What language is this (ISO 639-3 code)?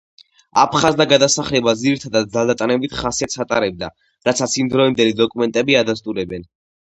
kat